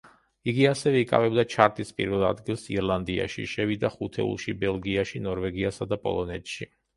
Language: Georgian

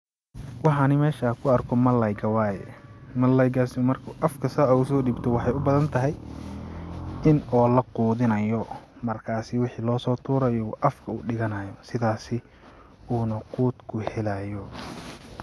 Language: Somali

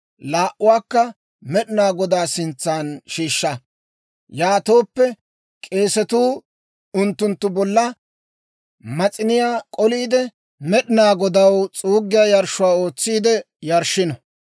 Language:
Dawro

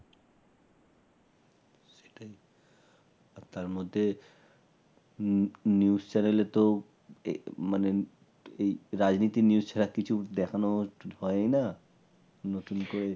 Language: Bangla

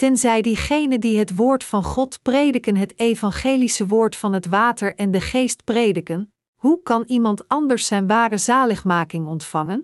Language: Dutch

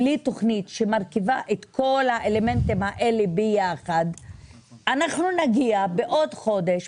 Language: Hebrew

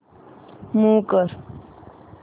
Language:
Marathi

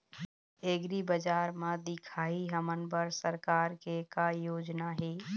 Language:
Chhattisgarhi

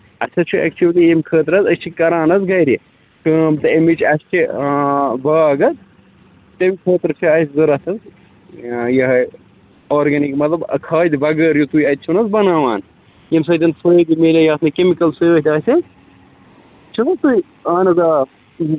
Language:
Kashmiri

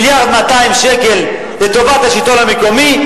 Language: Hebrew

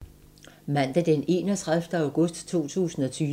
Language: Danish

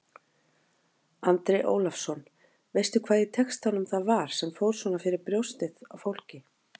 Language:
Icelandic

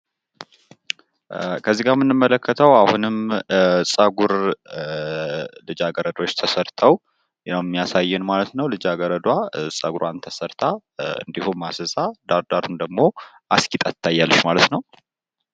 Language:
Amharic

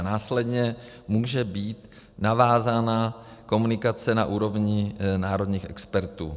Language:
Czech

